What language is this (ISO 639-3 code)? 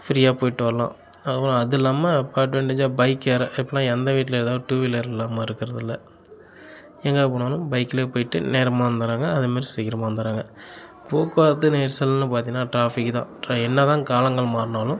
tam